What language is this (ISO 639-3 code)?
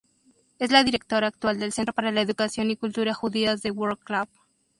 spa